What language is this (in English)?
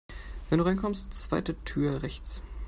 German